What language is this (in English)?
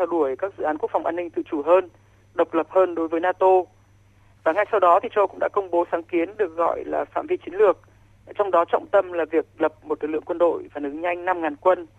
Vietnamese